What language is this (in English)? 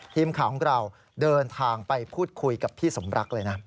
Thai